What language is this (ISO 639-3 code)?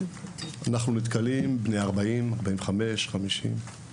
heb